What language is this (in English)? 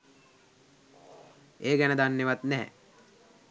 Sinhala